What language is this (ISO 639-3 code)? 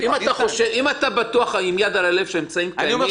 heb